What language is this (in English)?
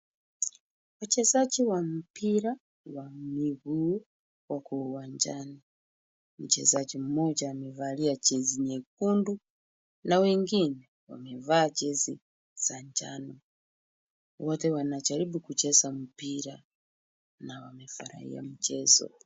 Swahili